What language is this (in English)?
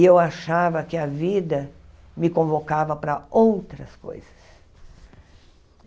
Portuguese